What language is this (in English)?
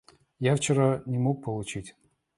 Russian